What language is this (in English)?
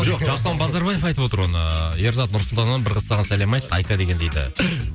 Kazakh